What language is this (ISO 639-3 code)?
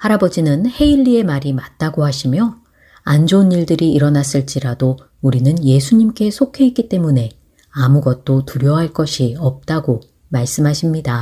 kor